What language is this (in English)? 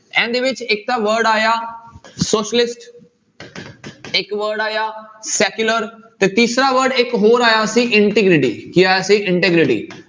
Punjabi